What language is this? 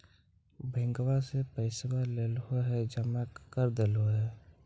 Magahi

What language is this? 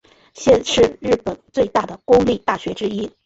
Chinese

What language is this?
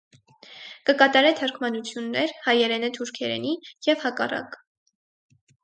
Armenian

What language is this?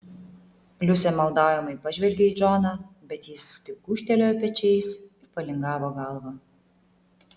Lithuanian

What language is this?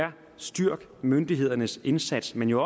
Danish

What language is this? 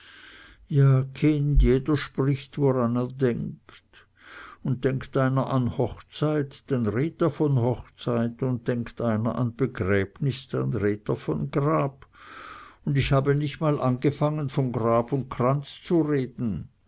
German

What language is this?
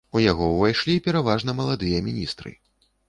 Belarusian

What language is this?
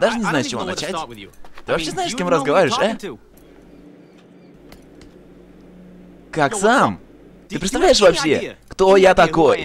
Russian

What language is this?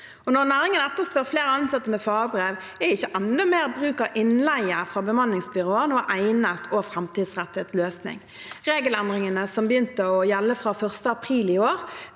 Norwegian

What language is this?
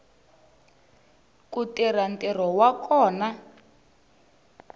Tsonga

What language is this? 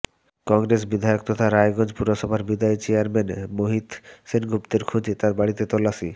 Bangla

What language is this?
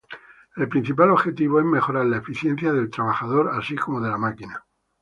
Spanish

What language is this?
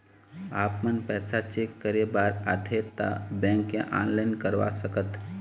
Chhattisgarhi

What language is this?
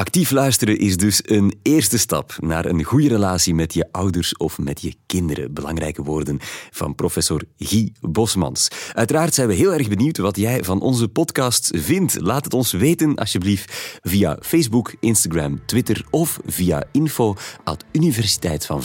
Dutch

